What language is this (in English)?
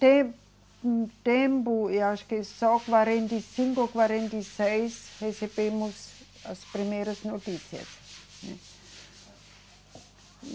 Portuguese